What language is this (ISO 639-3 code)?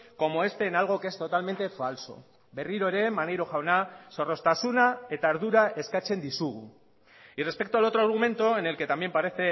spa